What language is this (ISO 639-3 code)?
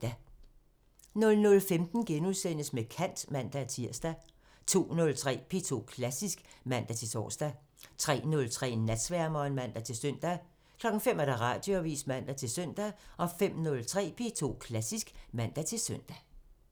dan